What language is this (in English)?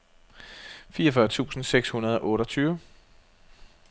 Danish